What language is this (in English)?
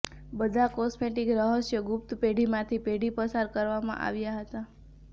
Gujarati